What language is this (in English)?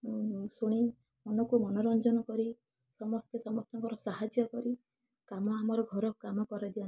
Odia